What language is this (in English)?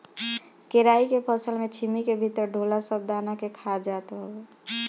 Bhojpuri